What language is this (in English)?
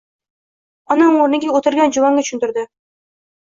Uzbek